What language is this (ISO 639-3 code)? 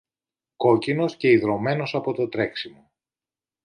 ell